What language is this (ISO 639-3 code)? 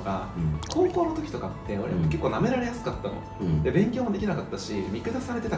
jpn